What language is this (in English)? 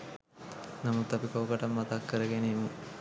Sinhala